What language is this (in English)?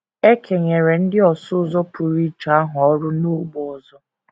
Igbo